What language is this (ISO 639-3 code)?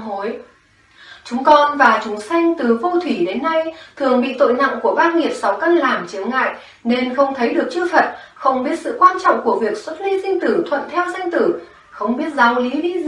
vie